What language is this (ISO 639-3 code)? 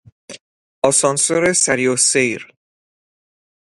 fas